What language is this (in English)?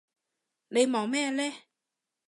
Cantonese